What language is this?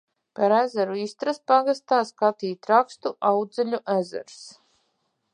Latvian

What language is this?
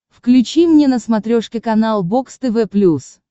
Russian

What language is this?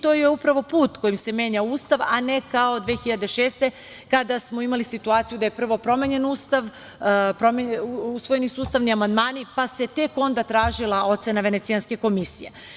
Serbian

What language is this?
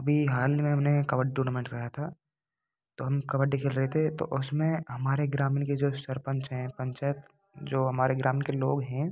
Hindi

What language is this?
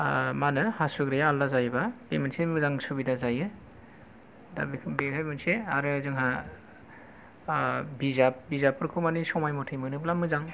Bodo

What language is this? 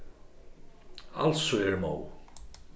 Faroese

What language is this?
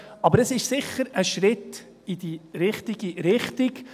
Swiss German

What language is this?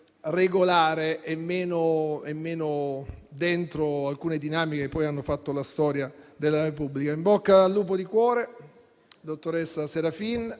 Italian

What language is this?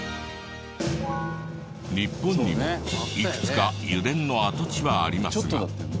Japanese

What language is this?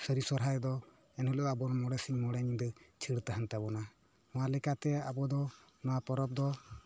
Santali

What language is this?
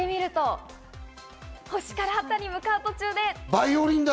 Japanese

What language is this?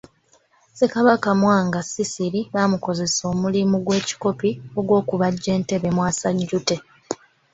Ganda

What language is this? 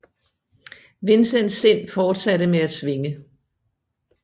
Danish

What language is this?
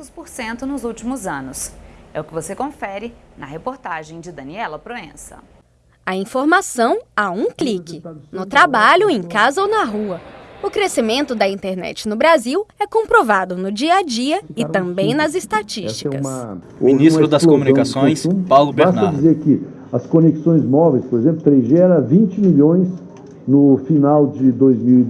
Portuguese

